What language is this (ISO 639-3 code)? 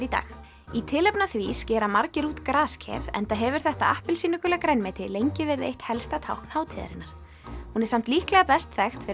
isl